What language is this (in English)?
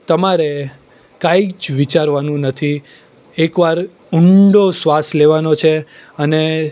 Gujarati